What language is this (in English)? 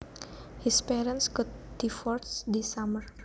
Javanese